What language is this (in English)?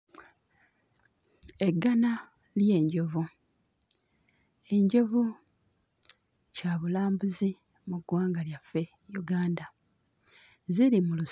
Ganda